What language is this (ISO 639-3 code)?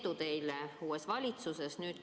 est